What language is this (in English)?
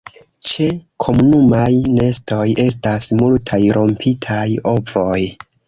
Esperanto